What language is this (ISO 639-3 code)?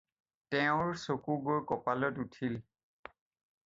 asm